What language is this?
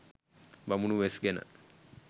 Sinhala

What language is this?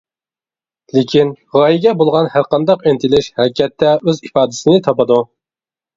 Uyghur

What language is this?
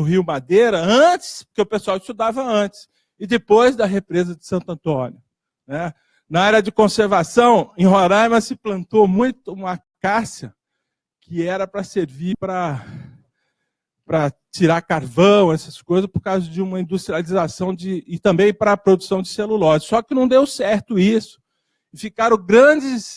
Portuguese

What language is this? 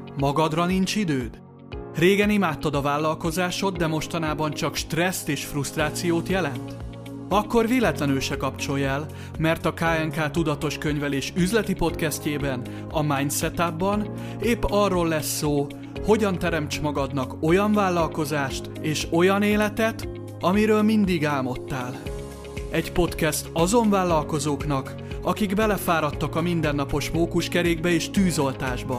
Hungarian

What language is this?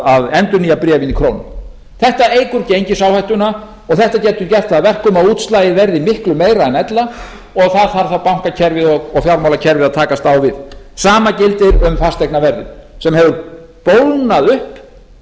Icelandic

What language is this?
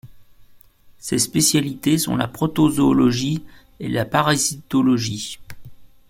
French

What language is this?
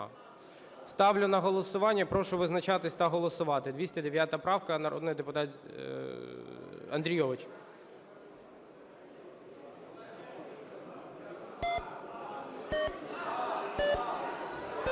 Ukrainian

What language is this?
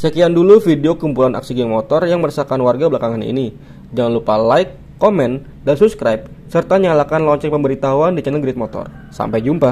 Indonesian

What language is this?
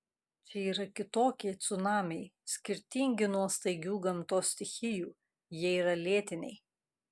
Lithuanian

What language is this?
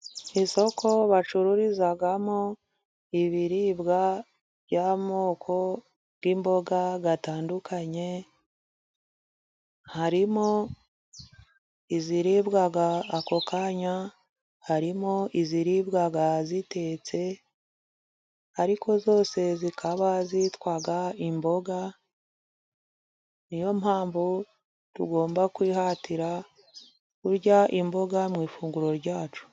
Kinyarwanda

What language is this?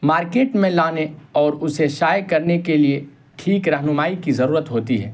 Urdu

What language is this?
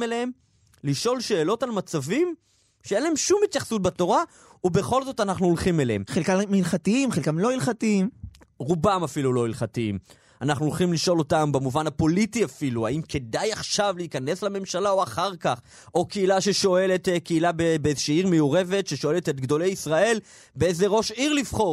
Hebrew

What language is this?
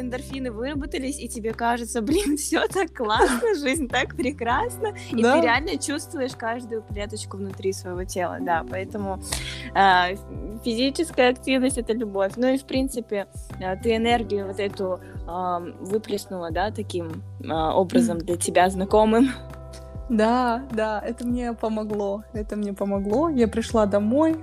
Russian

